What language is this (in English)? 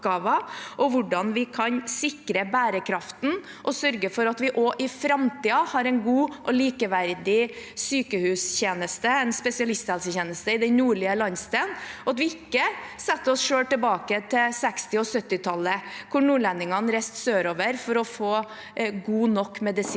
Norwegian